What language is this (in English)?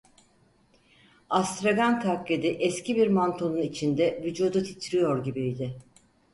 Turkish